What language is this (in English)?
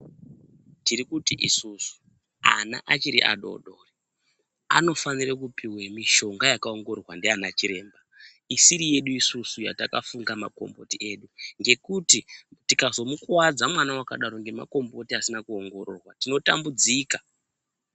Ndau